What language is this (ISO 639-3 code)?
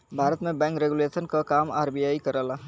bho